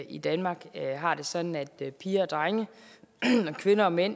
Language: Danish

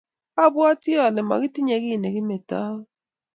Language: Kalenjin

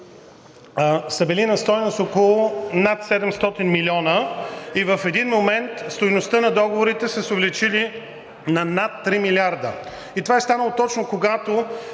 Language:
Bulgarian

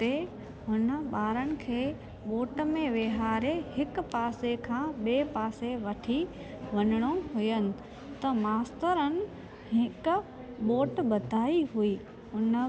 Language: Sindhi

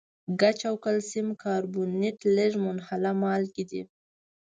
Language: Pashto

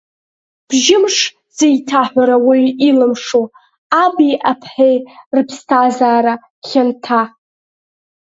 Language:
Abkhazian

